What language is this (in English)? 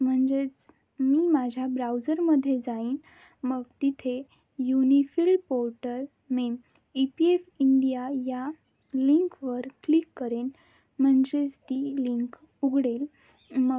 Marathi